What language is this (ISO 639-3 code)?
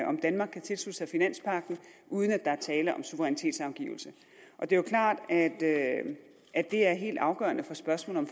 dan